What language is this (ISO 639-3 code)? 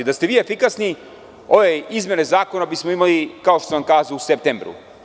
srp